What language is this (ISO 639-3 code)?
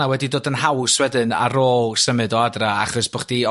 cym